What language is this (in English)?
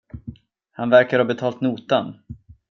Swedish